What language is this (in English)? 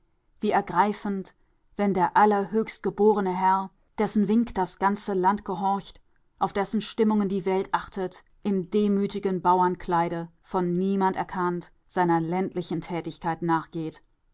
German